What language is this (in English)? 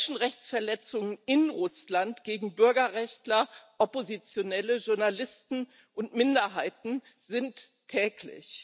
German